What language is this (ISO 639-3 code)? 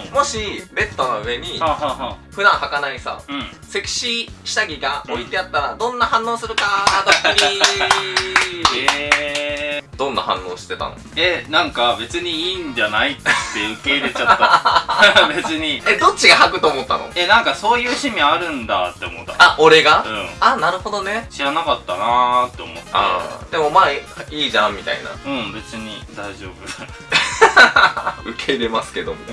jpn